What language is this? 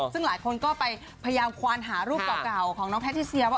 Thai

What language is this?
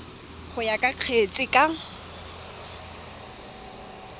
Tswana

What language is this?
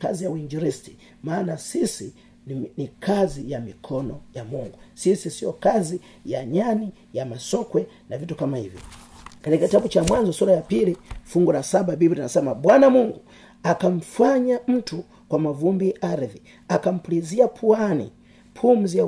Swahili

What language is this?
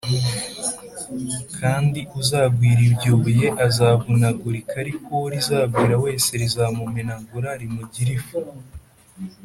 Kinyarwanda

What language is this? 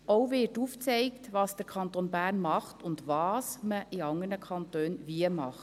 Swiss German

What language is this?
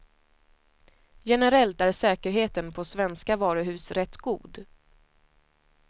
Swedish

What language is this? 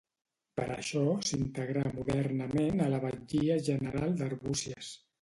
Catalan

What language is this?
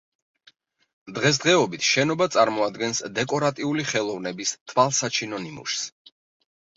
Georgian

